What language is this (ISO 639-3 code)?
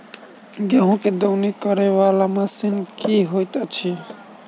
mai